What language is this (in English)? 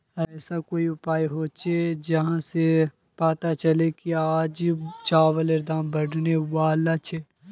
Magahi